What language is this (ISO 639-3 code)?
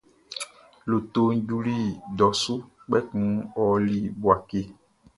bci